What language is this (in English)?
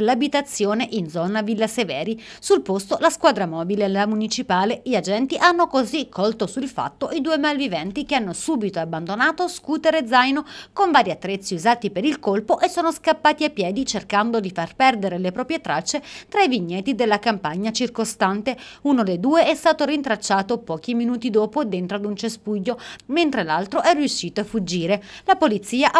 Italian